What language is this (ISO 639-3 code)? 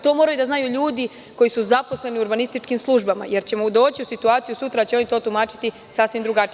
srp